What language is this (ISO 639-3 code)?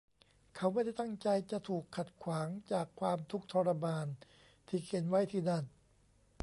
tha